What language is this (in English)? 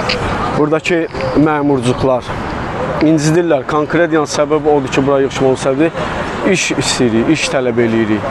Turkish